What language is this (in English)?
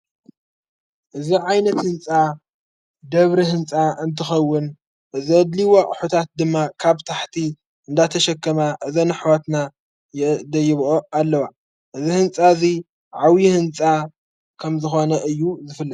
Tigrinya